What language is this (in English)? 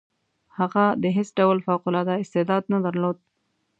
Pashto